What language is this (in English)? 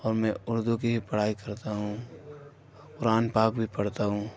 Urdu